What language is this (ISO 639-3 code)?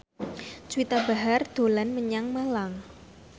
jav